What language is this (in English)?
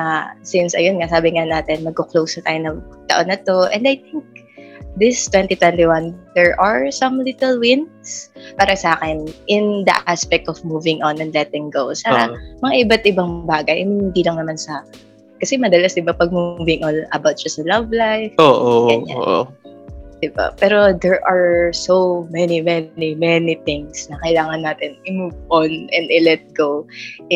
Filipino